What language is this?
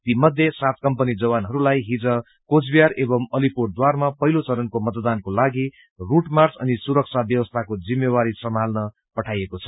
Nepali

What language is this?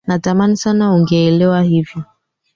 Swahili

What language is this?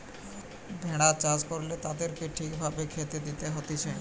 Bangla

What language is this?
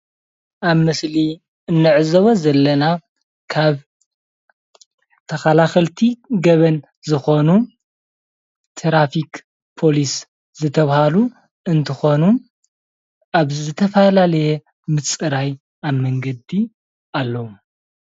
Tigrinya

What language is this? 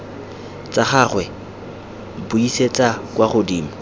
Tswana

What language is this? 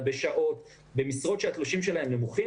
Hebrew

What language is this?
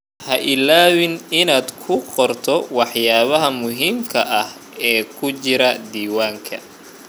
Somali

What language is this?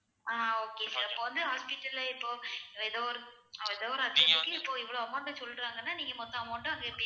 Tamil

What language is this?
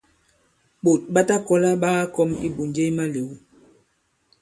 Bankon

